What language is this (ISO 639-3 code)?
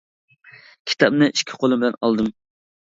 uig